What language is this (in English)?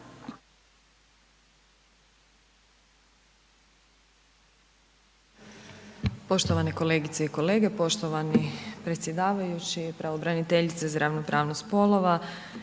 Croatian